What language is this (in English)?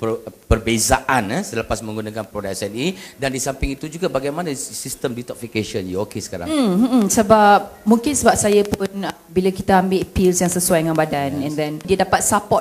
Malay